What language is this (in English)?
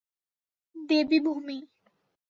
Bangla